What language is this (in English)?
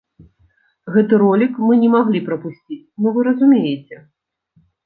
Belarusian